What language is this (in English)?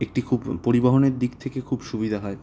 Bangla